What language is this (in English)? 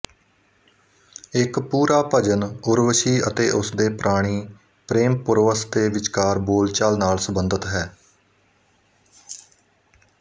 Punjabi